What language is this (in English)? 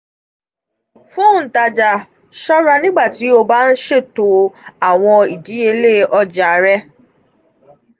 Yoruba